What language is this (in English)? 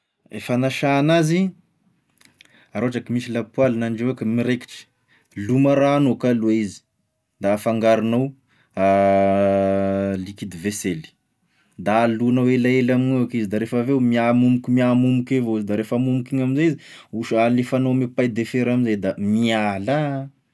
Tesaka Malagasy